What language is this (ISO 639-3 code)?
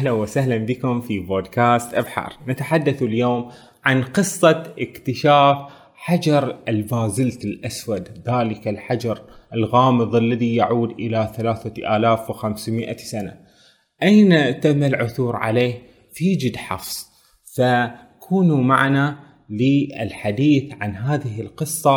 ara